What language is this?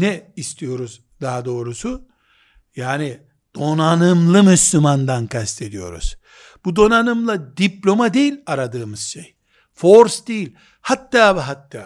Turkish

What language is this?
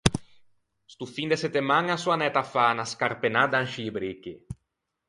Ligurian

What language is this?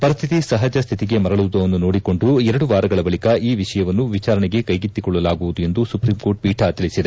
Kannada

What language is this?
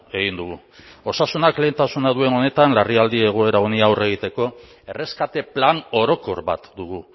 Basque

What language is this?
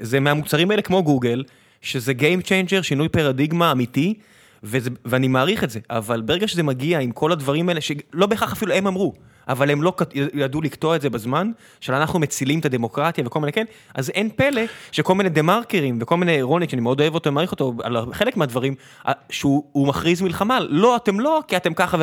Hebrew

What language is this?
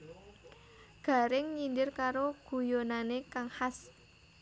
Javanese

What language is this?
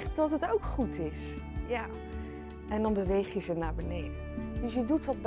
Dutch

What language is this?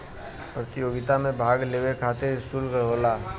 Bhojpuri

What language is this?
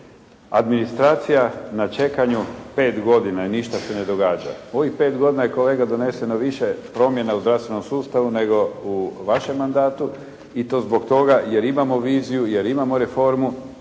Croatian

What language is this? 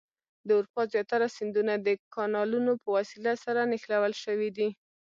Pashto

